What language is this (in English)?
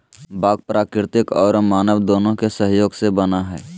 Magahi